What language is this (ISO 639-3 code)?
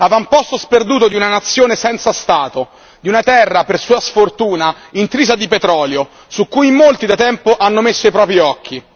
ita